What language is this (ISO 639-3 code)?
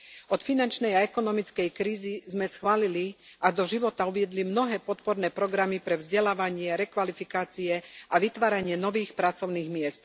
slk